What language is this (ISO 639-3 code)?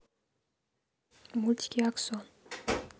rus